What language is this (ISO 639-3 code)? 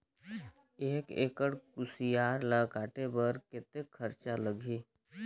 hne